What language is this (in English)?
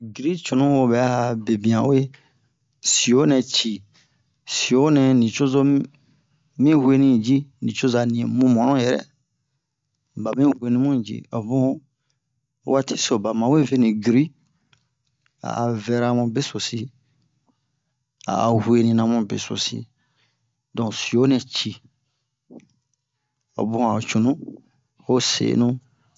Bomu